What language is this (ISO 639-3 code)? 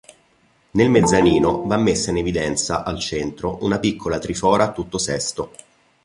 ita